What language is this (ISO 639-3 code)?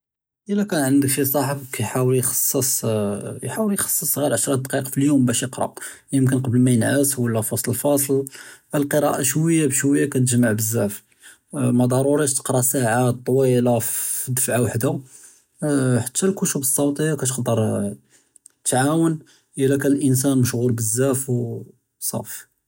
jrb